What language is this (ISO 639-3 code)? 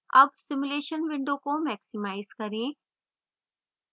hin